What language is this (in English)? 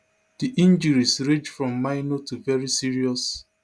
Nigerian Pidgin